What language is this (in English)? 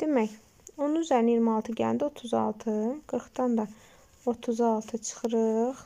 Turkish